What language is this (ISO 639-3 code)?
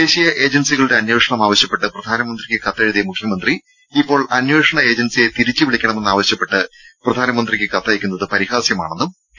mal